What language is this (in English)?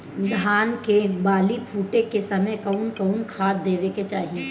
Bhojpuri